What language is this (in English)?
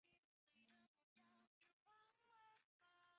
Chinese